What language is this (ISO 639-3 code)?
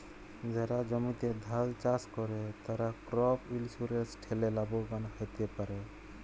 ben